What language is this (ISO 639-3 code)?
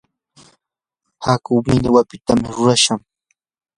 qur